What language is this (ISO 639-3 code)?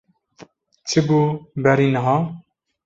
kur